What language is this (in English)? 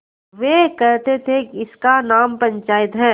Hindi